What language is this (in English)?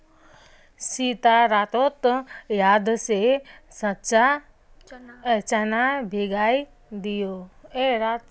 Magahi